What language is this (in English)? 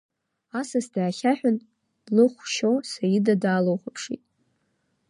Abkhazian